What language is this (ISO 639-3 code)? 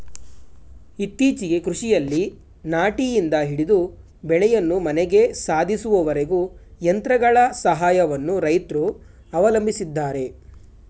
kan